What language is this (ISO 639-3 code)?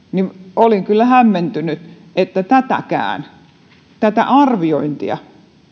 fin